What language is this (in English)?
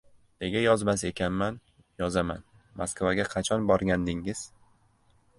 Uzbek